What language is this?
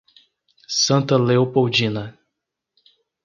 Portuguese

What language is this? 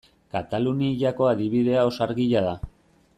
Basque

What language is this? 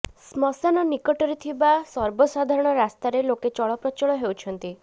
Odia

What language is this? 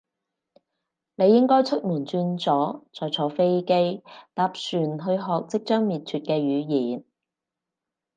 Cantonese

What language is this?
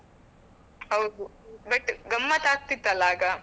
Kannada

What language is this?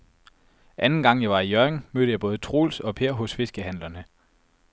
Danish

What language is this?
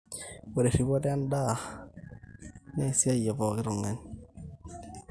Masai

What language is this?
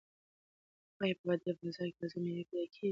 Pashto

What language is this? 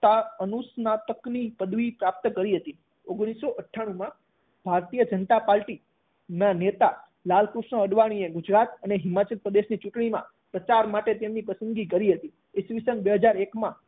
Gujarati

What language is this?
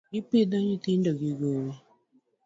Luo (Kenya and Tanzania)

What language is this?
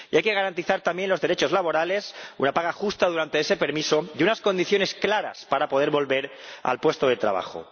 Spanish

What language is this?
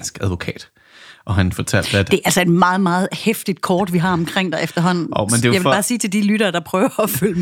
Danish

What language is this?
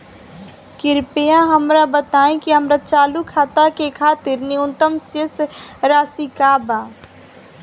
Bhojpuri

